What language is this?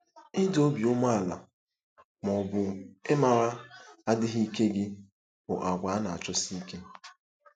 Igbo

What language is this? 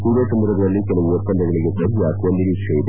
Kannada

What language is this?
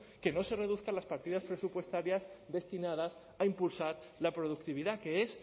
Spanish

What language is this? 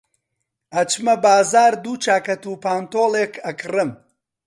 Central Kurdish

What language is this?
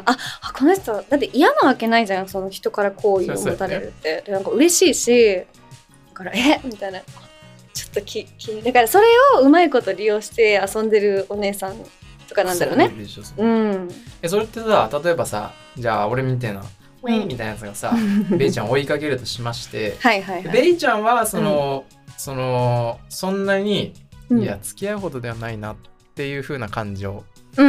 Japanese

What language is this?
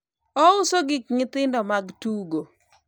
Luo (Kenya and Tanzania)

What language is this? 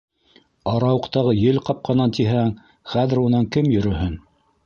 Bashkir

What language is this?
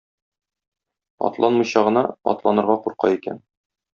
Tatar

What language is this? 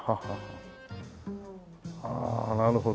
Japanese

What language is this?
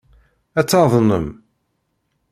Kabyle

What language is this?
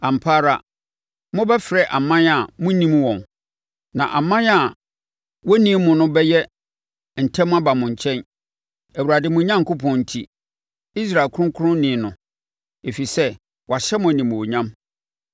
Akan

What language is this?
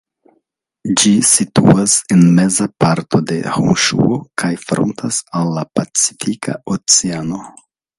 Esperanto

